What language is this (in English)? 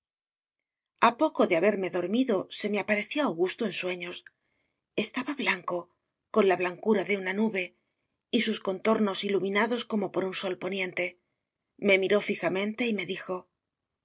Spanish